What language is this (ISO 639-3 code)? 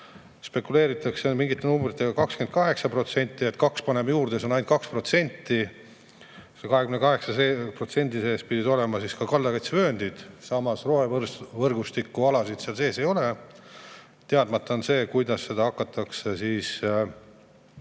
est